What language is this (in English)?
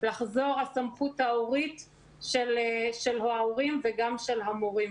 Hebrew